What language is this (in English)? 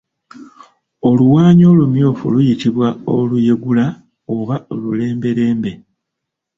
Ganda